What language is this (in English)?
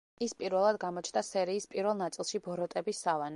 Georgian